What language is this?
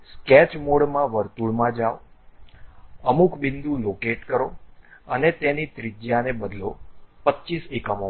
Gujarati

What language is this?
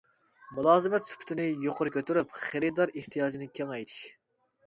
Uyghur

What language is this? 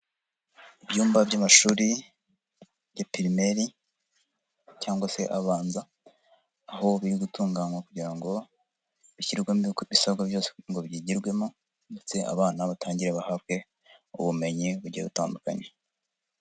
Kinyarwanda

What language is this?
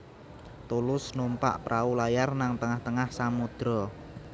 Javanese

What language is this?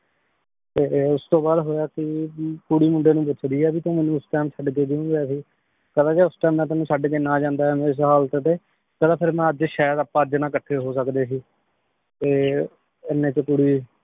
Punjabi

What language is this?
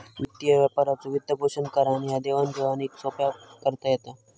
Marathi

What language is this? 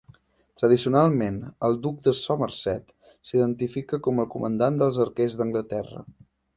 Catalan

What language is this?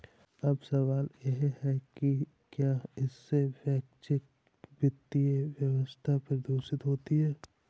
Hindi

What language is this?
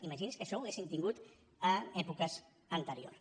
Catalan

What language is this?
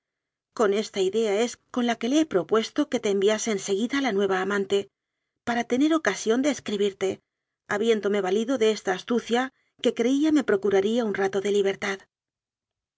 Spanish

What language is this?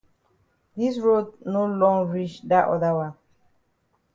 Cameroon Pidgin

